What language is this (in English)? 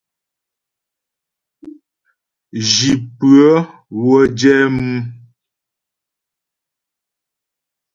Ghomala